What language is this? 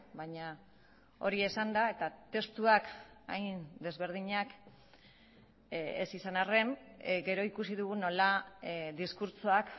Basque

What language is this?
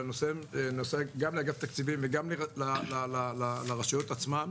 Hebrew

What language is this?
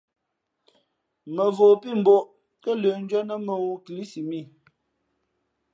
Fe'fe'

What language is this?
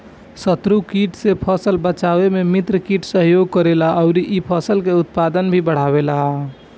Bhojpuri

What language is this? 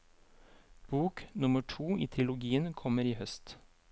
Norwegian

